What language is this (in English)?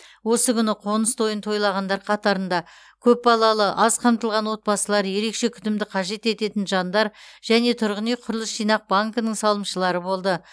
Kazakh